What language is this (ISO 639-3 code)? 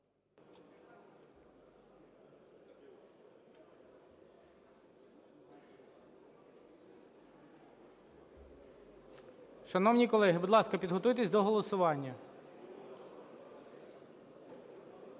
ukr